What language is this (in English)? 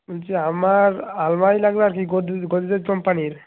Bangla